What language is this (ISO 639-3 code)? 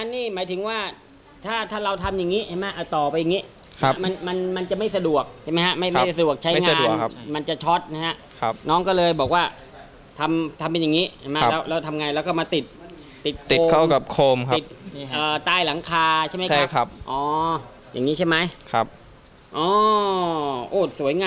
tha